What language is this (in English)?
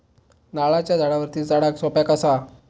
Marathi